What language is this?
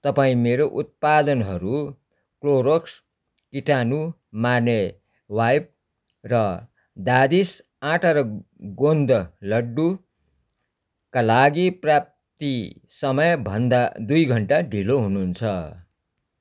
Nepali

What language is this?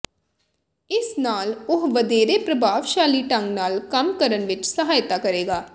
Punjabi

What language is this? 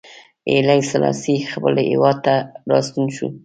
Pashto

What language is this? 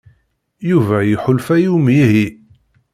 Kabyle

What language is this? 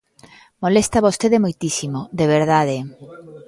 Galician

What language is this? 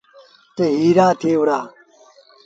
Sindhi Bhil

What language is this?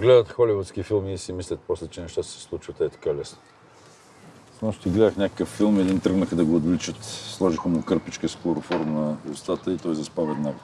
Bulgarian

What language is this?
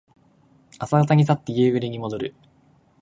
Japanese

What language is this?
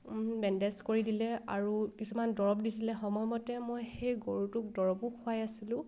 Assamese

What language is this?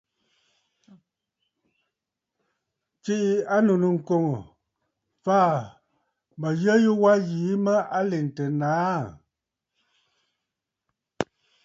Bafut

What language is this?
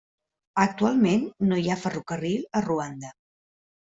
Catalan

